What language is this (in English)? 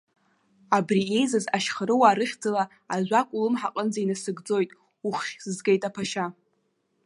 Abkhazian